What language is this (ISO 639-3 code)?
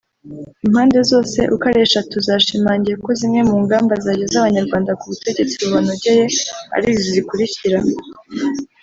kin